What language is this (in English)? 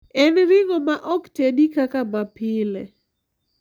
Luo (Kenya and Tanzania)